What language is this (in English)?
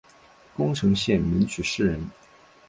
Chinese